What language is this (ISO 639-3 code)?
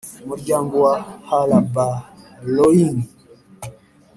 kin